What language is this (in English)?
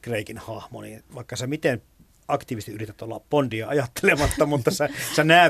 Finnish